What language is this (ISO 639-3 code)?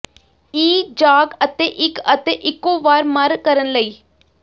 pan